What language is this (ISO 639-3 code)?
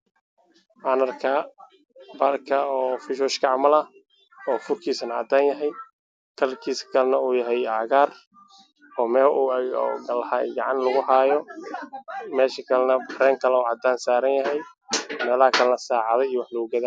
som